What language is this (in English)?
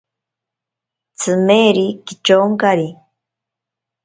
Ashéninka Perené